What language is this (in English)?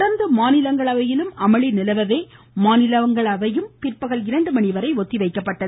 Tamil